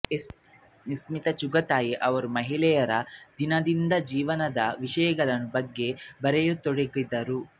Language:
Kannada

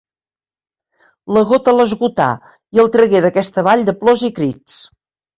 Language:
Catalan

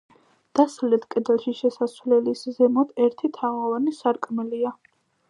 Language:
Georgian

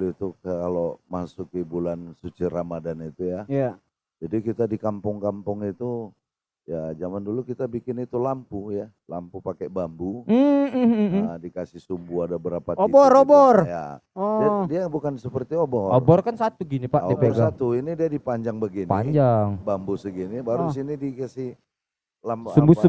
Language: Indonesian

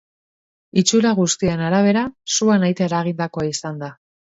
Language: Basque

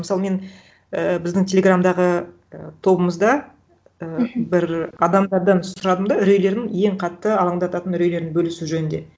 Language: Kazakh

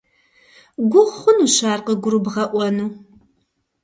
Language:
Kabardian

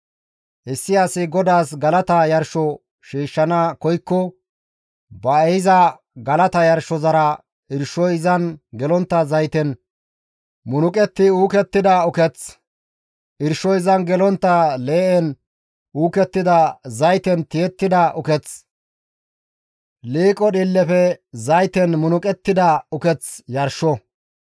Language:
Gamo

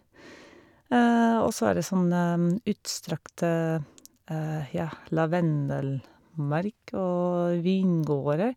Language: Norwegian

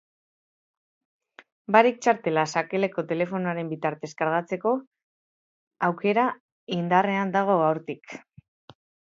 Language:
Basque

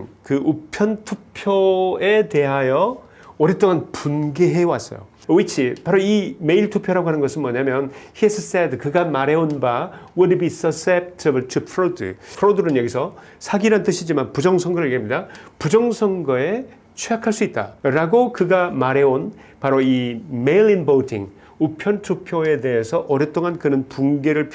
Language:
Korean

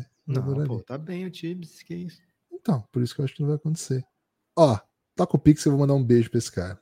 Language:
Portuguese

